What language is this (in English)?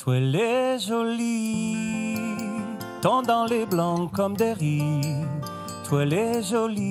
French